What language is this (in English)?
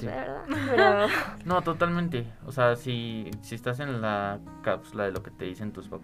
Spanish